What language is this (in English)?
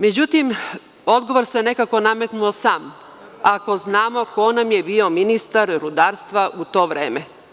Serbian